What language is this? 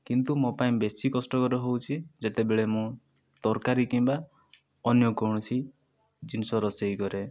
Odia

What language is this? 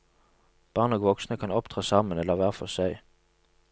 Norwegian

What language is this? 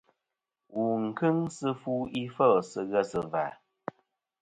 Kom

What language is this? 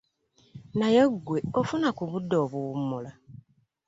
Ganda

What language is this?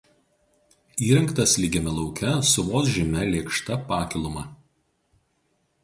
Lithuanian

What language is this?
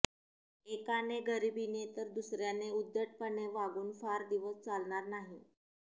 Marathi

